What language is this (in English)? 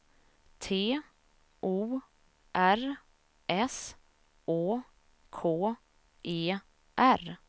Swedish